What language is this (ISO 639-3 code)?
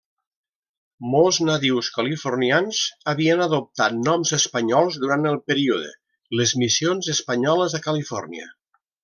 cat